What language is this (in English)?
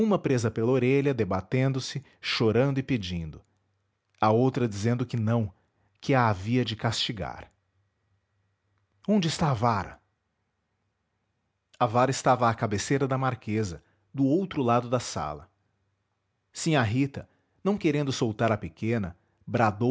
Portuguese